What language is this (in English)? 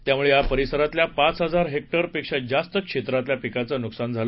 Marathi